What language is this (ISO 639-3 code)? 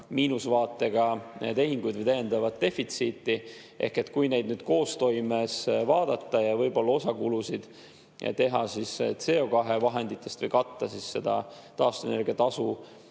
est